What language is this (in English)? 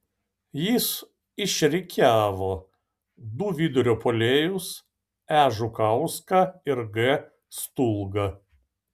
Lithuanian